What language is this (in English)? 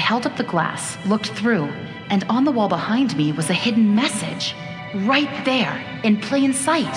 Russian